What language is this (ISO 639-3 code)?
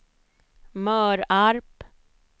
swe